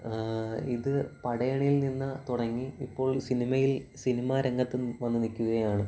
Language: Malayalam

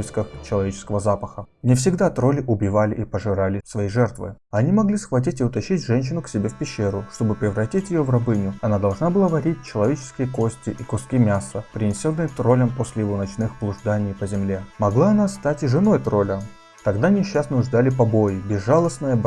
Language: Russian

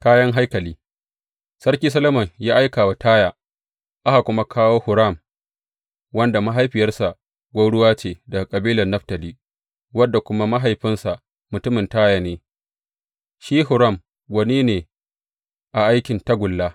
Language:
Hausa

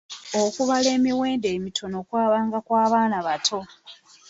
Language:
Ganda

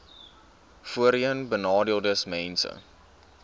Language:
Afrikaans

